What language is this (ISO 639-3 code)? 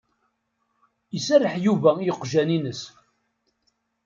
kab